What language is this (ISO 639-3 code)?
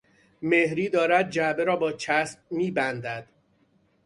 fas